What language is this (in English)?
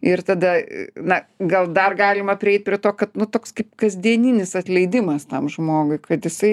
Lithuanian